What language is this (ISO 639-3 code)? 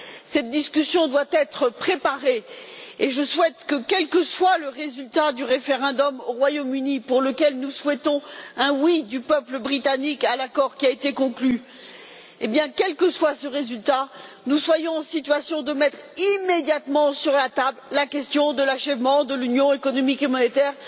fra